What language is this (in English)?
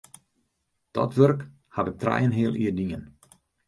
Western Frisian